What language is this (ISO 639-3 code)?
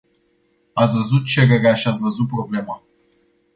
ron